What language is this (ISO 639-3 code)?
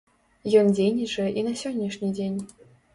bel